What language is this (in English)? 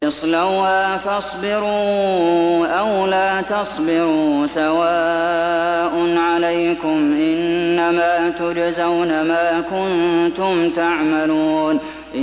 Arabic